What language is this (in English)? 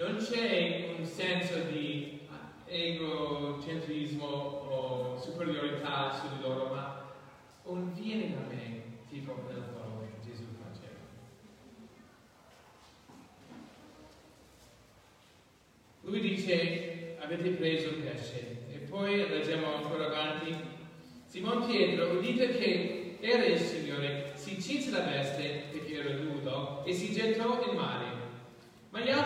Italian